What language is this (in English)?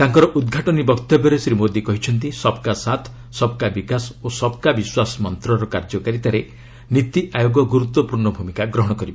Odia